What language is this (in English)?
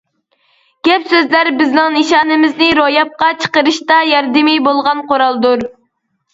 Uyghur